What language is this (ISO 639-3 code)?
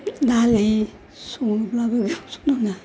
brx